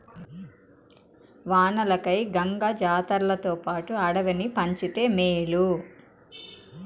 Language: Telugu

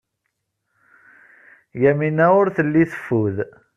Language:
Kabyle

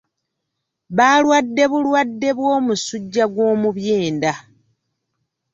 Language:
Ganda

